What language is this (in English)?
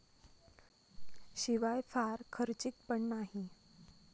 Marathi